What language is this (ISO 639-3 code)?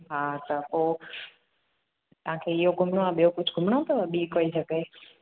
snd